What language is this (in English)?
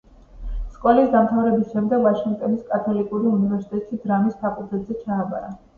Georgian